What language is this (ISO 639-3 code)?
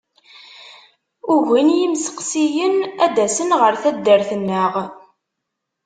kab